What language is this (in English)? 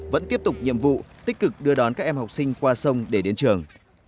Vietnamese